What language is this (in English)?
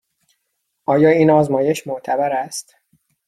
Persian